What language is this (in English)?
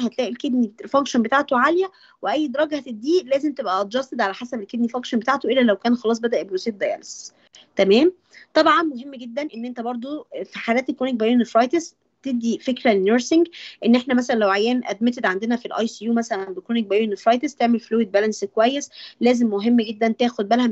Arabic